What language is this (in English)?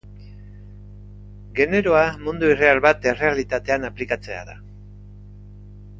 Basque